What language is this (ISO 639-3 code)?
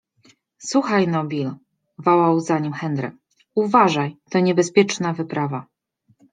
pol